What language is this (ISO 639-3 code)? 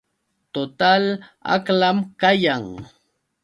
qux